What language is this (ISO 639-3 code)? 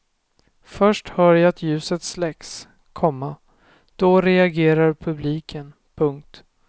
swe